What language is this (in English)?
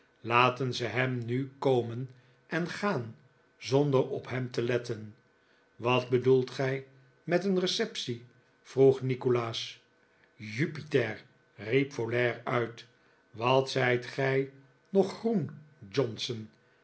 Dutch